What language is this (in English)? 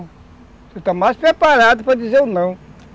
Portuguese